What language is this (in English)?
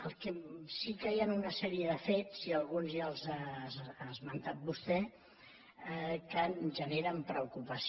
Catalan